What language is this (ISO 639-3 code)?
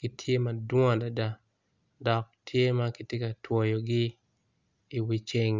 ach